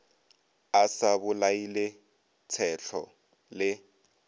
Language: Northern Sotho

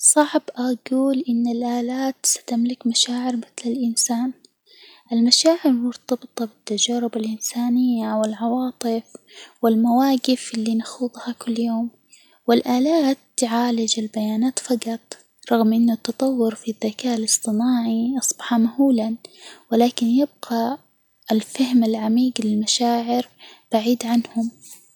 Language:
Hijazi Arabic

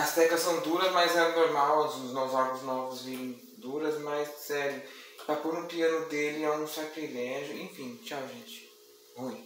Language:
Portuguese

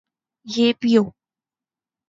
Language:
Urdu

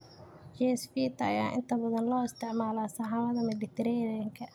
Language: Somali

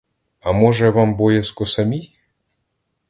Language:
Ukrainian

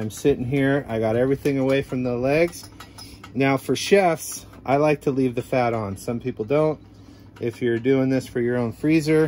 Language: English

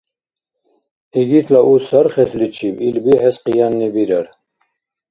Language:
Dargwa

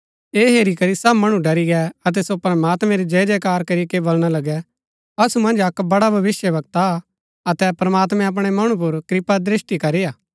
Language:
Gaddi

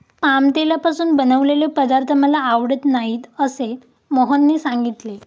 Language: Marathi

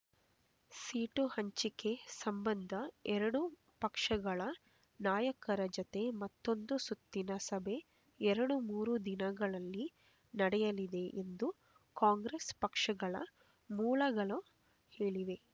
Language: Kannada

